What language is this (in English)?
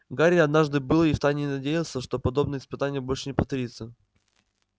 Russian